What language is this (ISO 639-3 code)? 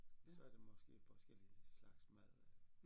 dan